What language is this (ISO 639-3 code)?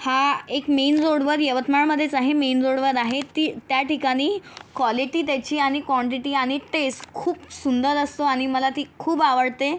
mar